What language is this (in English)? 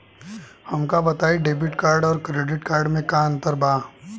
Bhojpuri